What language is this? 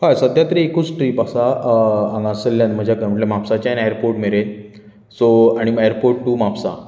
Konkani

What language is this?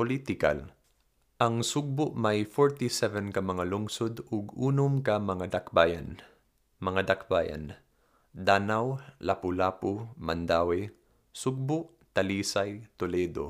Filipino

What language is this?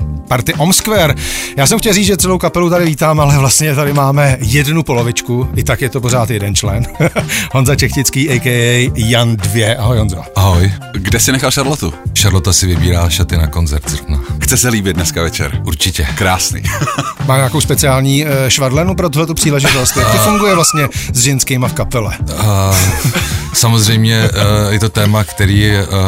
Czech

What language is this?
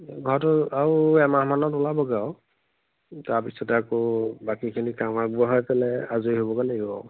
Assamese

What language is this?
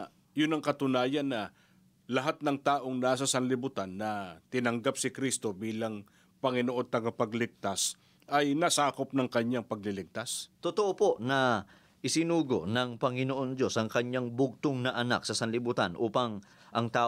Filipino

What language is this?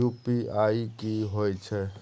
Maithili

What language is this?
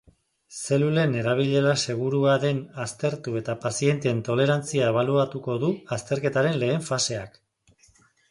Basque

